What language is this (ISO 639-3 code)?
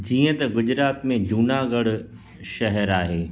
snd